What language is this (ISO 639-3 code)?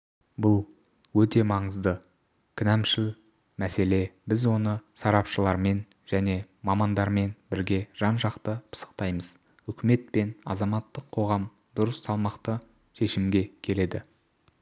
kaz